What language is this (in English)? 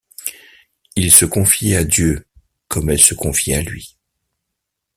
French